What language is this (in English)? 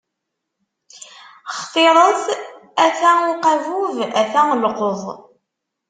Kabyle